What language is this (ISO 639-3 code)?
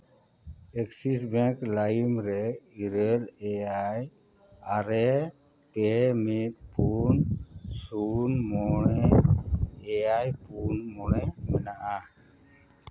sat